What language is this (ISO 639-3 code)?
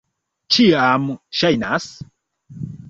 epo